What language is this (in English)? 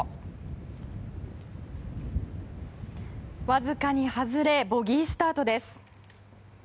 Japanese